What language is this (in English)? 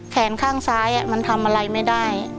Thai